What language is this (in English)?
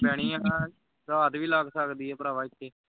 Punjabi